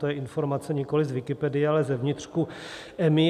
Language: Czech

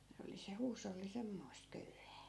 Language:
Finnish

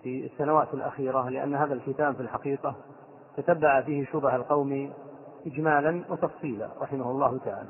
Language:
Arabic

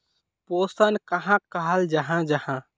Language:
Magahi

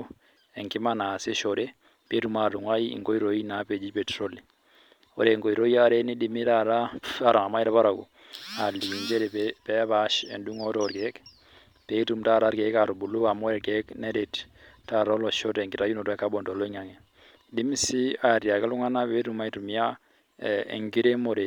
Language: Masai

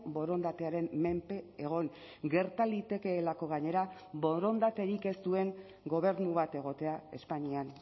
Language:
Basque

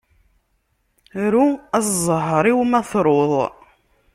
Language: Kabyle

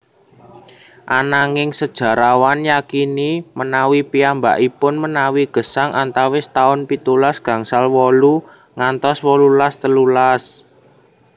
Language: Javanese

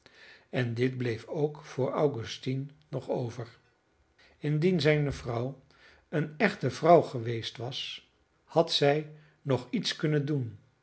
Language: Dutch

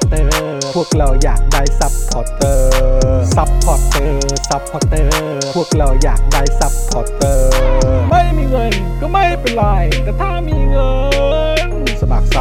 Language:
Thai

